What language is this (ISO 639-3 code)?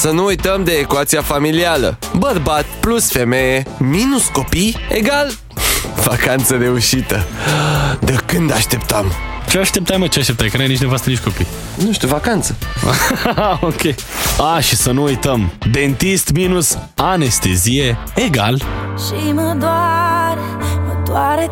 ron